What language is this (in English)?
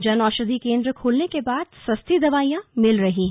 Hindi